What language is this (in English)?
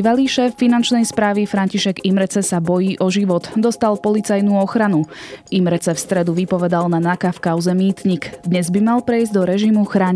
Slovak